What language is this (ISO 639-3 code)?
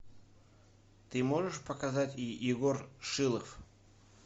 rus